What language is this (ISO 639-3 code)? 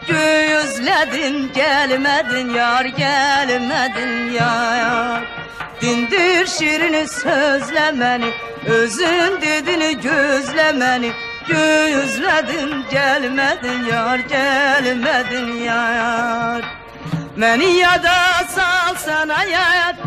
tur